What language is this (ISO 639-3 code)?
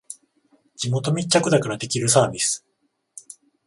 jpn